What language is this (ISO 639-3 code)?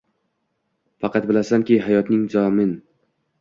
uzb